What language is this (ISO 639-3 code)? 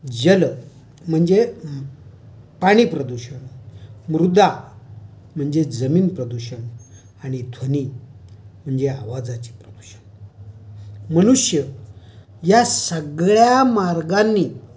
mar